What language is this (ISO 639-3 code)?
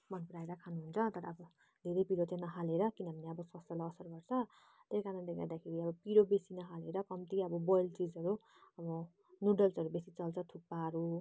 nep